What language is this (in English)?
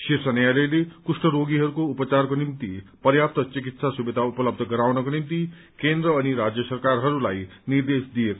Nepali